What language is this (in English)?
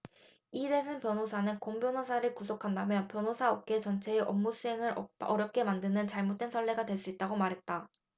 Korean